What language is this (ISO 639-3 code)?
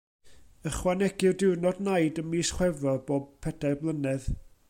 cym